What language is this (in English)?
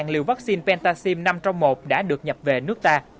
Vietnamese